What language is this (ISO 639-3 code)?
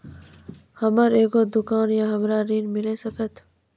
mai